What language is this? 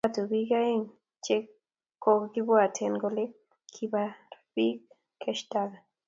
Kalenjin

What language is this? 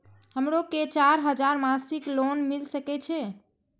Maithili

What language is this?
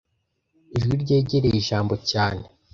Kinyarwanda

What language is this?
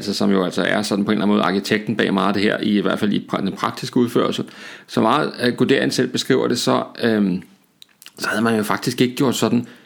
Danish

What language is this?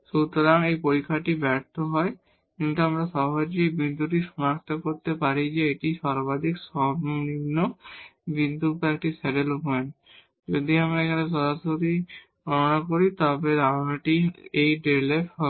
Bangla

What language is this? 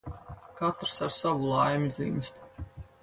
Latvian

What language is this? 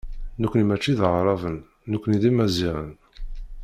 Kabyle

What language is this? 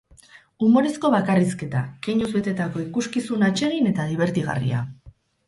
Basque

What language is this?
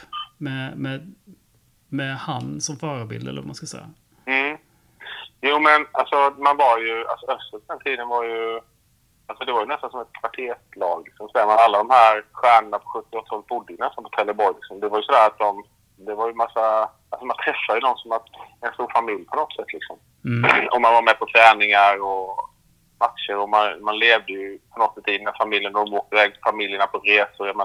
Swedish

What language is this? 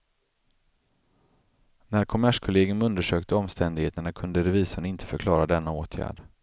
Swedish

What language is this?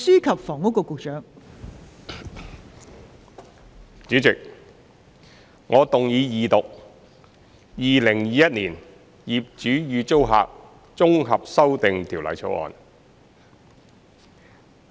Cantonese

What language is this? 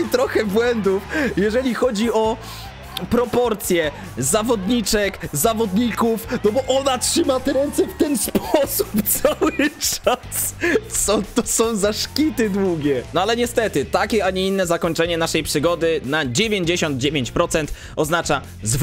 Polish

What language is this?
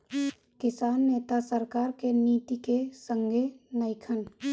Bhojpuri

